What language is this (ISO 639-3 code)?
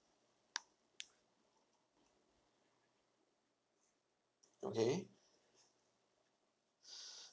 eng